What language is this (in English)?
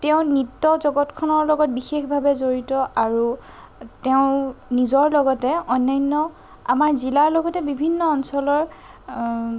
Assamese